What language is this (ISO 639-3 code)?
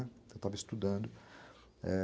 por